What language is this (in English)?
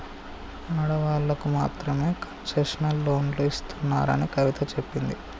Telugu